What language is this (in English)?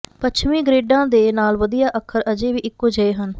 Punjabi